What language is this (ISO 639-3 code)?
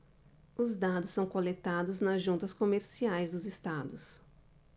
por